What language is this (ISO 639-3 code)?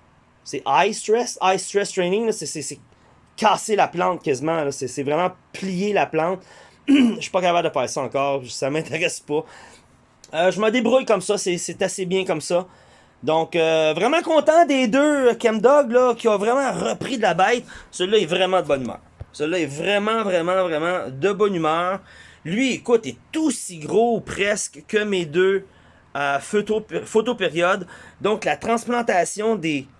fra